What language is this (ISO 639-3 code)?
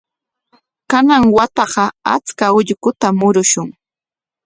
qwa